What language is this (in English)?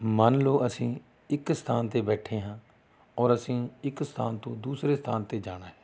Punjabi